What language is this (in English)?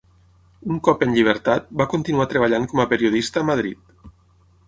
Catalan